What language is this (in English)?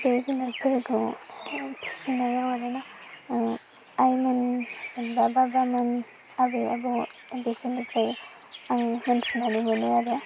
Bodo